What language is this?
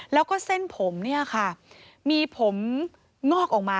Thai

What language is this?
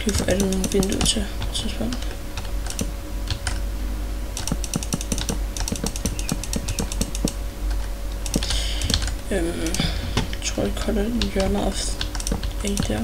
Danish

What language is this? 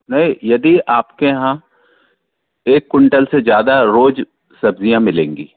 Hindi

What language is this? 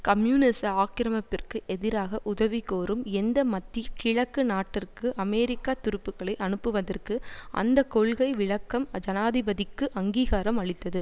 Tamil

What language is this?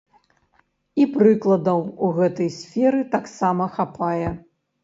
Belarusian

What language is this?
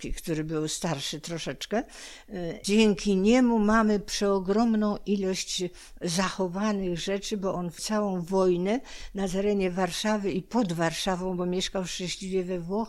Polish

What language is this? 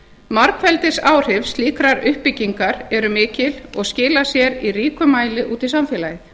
Icelandic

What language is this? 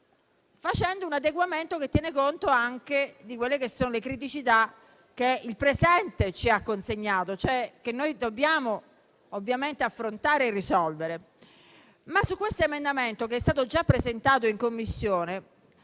Italian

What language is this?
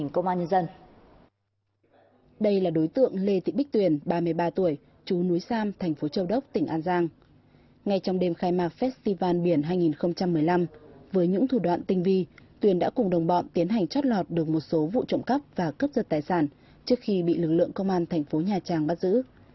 Vietnamese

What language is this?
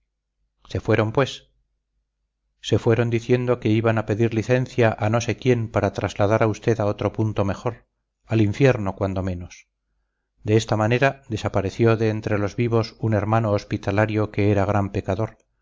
Spanish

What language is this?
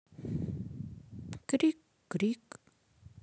Russian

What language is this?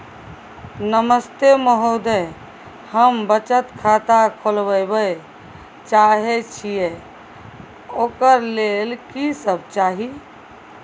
Maithili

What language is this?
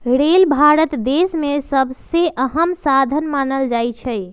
Magahi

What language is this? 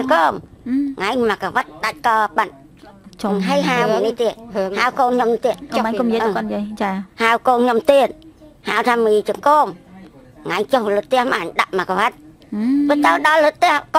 Vietnamese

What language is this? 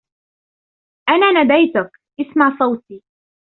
Arabic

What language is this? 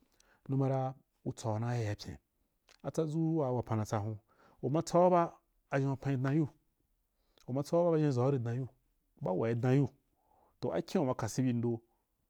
Wapan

